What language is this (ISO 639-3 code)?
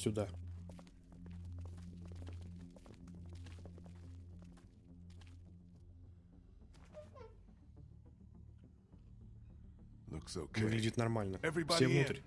rus